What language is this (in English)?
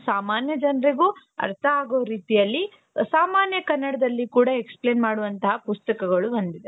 Kannada